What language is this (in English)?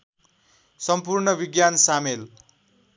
Nepali